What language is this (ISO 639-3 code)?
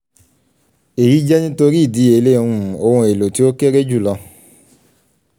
yor